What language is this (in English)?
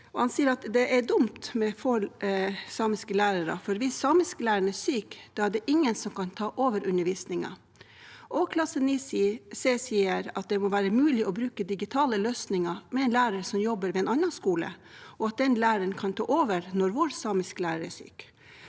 Norwegian